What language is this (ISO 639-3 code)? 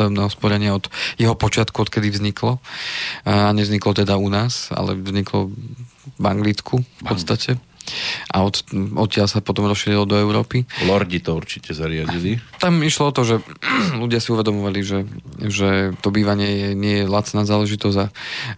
slk